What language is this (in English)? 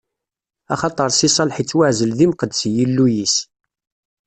Kabyle